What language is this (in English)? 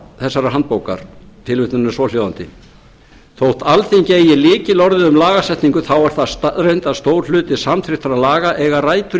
Icelandic